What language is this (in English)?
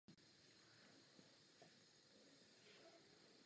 Czech